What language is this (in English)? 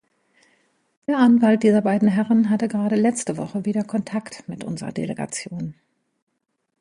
German